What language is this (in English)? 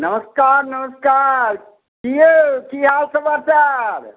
Maithili